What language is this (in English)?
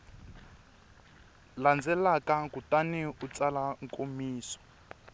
Tsonga